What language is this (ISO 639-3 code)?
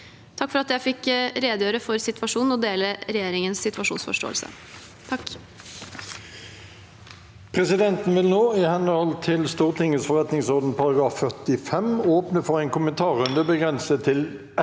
nor